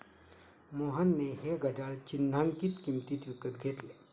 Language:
Marathi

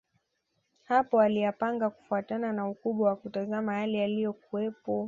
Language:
Swahili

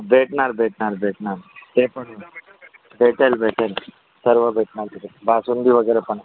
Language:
Marathi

